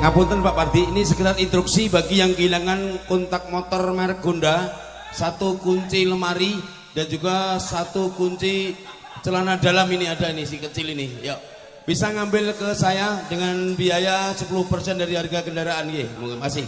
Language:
Indonesian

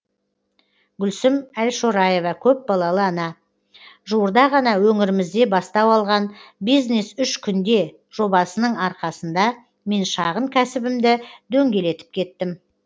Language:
Kazakh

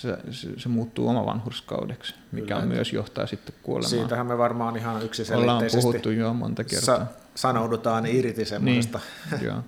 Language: Finnish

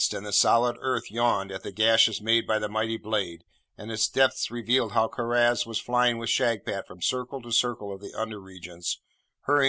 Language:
English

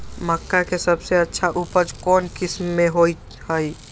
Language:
Magahi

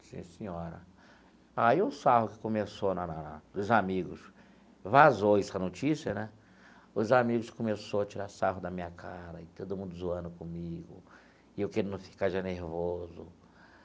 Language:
Portuguese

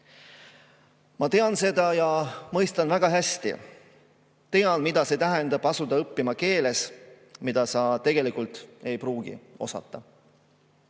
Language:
Estonian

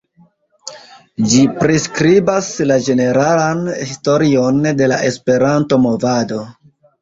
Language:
Esperanto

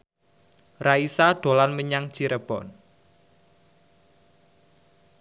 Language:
Javanese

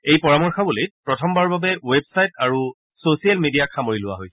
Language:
Assamese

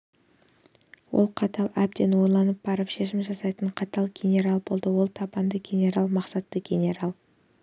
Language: Kazakh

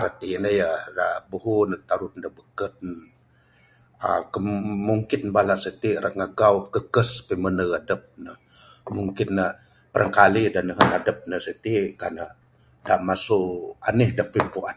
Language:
Bukar-Sadung Bidayuh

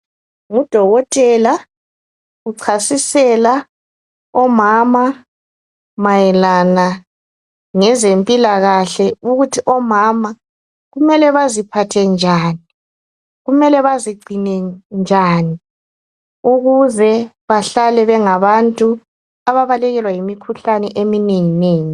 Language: North Ndebele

